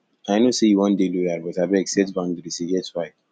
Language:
Nigerian Pidgin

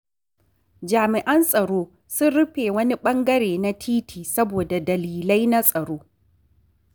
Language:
Hausa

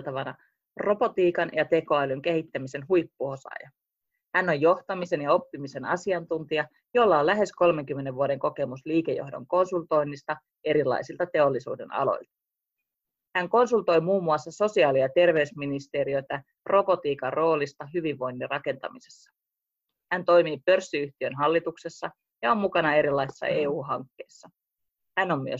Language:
Finnish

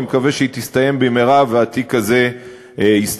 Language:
Hebrew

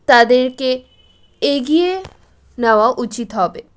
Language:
Bangla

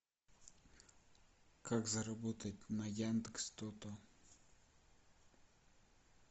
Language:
Russian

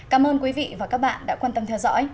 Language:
Vietnamese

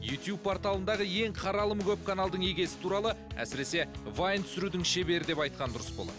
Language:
Kazakh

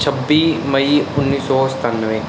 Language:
Punjabi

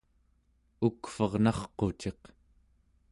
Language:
Central Yupik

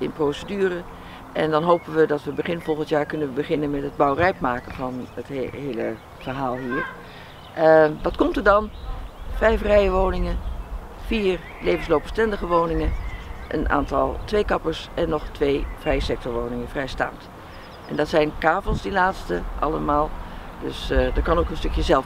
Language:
Dutch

